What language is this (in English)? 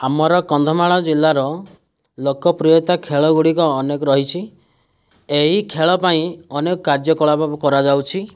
Odia